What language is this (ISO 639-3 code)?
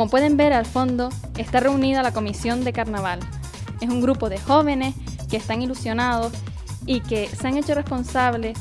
spa